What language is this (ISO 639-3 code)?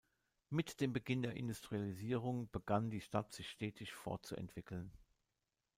deu